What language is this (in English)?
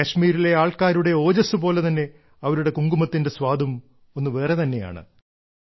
Malayalam